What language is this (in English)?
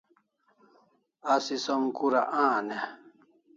Kalasha